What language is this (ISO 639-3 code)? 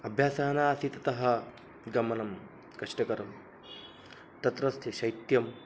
san